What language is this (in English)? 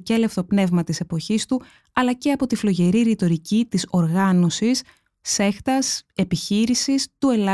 Greek